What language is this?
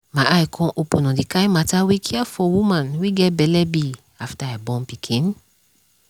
Nigerian Pidgin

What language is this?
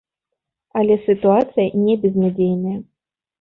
Belarusian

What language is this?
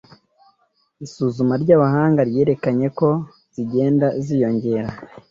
Kinyarwanda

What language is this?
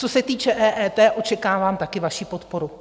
Czech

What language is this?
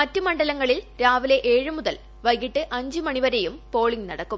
Malayalam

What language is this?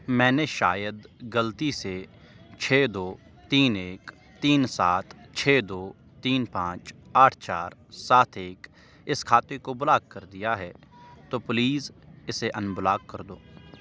Urdu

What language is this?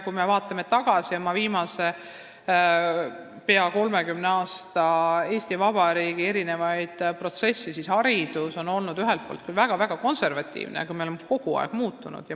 Estonian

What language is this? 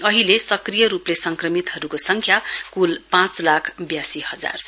Nepali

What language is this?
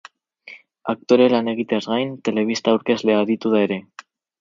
Basque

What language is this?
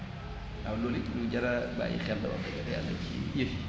Wolof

